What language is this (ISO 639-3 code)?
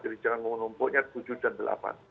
ind